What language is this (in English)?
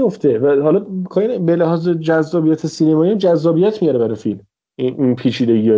Persian